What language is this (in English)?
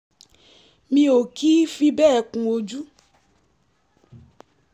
Yoruba